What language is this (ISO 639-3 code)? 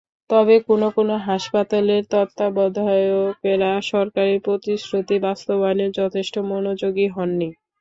ben